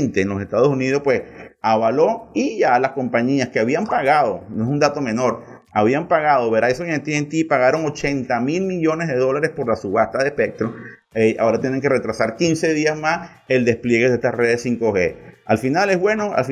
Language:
Spanish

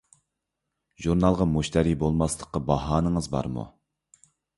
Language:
Uyghur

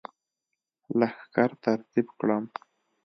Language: Pashto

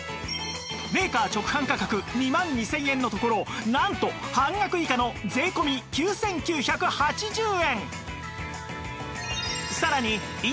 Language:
Japanese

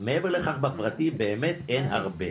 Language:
Hebrew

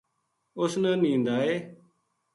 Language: Gujari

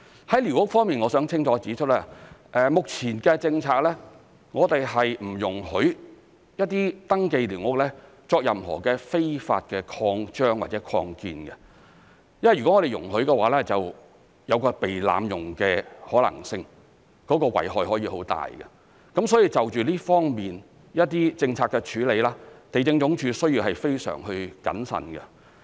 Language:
Cantonese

